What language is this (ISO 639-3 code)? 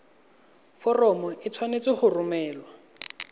tsn